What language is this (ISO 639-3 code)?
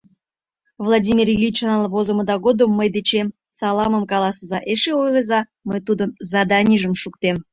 chm